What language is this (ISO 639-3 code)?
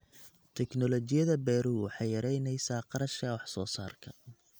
som